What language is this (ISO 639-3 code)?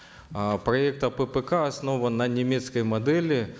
kaz